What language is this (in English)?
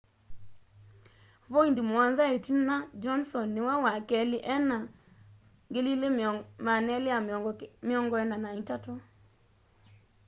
Kamba